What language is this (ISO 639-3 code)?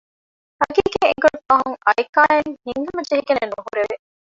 div